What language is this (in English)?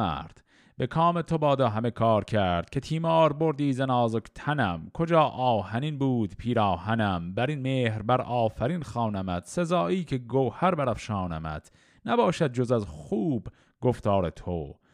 Persian